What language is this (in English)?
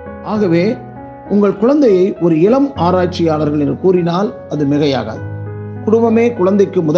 Tamil